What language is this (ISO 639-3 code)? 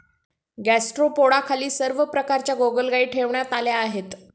mar